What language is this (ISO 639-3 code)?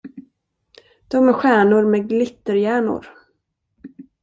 swe